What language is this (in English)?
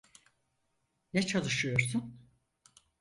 Turkish